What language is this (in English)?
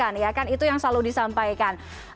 Indonesian